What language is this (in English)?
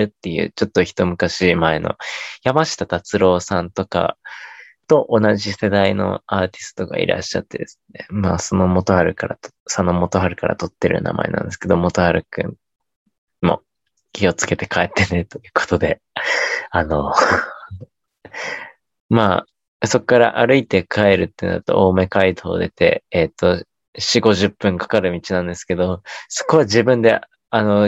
Japanese